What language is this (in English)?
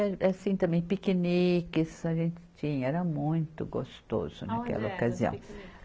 Portuguese